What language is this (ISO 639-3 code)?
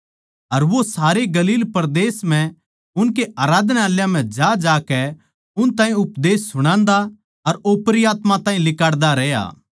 bgc